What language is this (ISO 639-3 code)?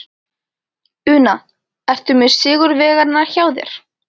isl